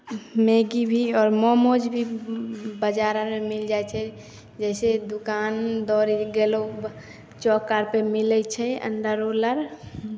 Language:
Maithili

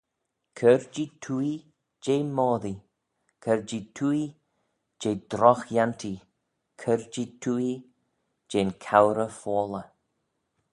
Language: Manx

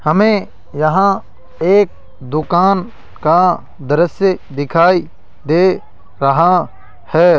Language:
Hindi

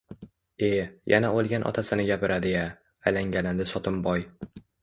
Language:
Uzbek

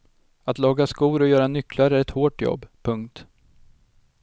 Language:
Swedish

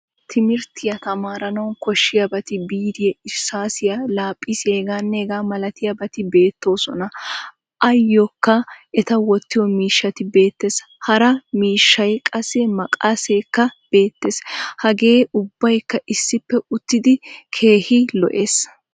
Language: Wolaytta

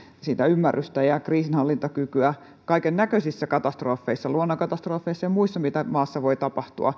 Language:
Finnish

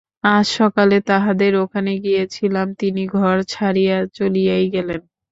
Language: Bangla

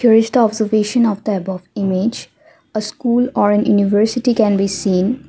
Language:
English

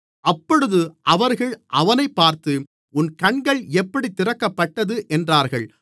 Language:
Tamil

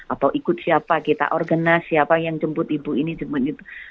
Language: Indonesian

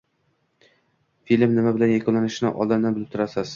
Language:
Uzbek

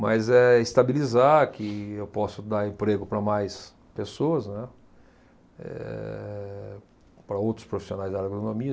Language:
Portuguese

